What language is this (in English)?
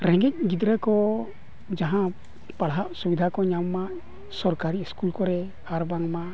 Santali